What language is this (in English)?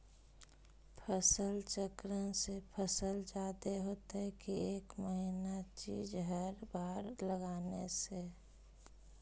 Magahi